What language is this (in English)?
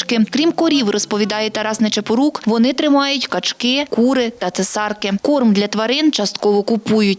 Ukrainian